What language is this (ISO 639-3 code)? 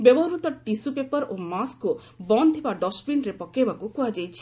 ori